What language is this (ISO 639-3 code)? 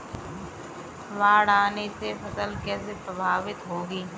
hin